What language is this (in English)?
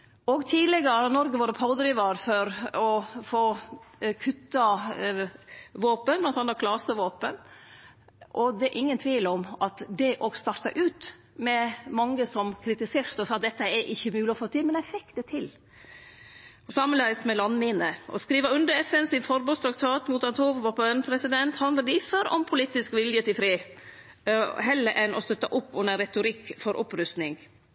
Norwegian Nynorsk